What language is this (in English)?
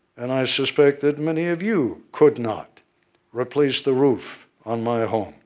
English